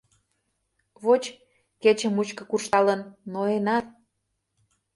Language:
Mari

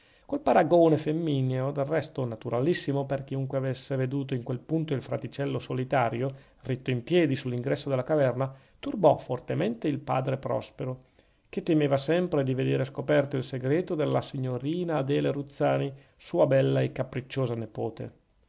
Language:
Italian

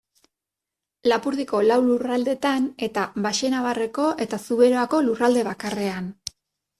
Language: Basque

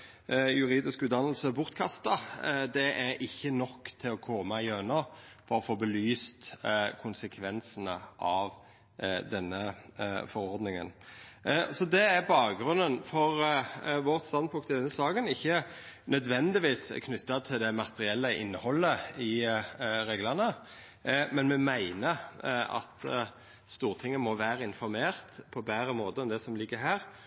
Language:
Norwegian Nynorsk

